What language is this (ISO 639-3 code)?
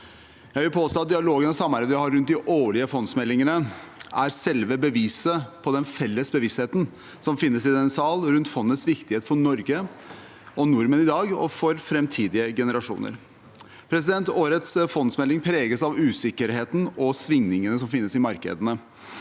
nor